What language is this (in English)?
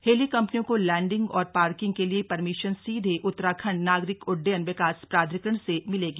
Hindi